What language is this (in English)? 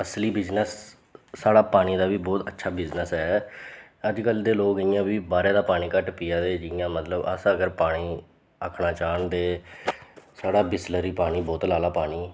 Dogri